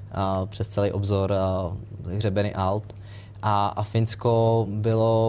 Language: Czech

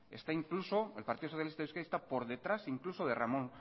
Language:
Spanish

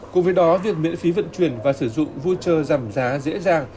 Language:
Vietnamese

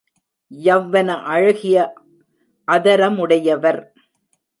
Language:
Tamil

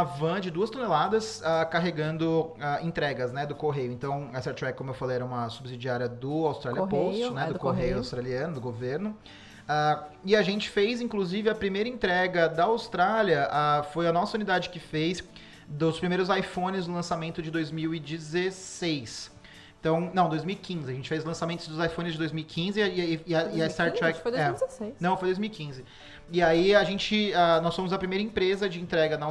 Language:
Portuguese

